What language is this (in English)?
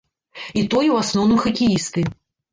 Belarusian